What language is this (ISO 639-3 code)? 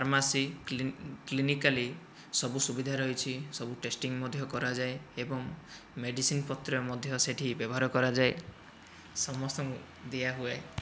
ori